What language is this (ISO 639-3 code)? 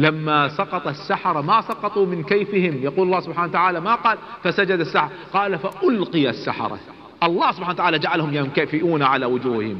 ara